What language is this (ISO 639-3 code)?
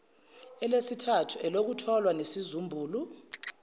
zul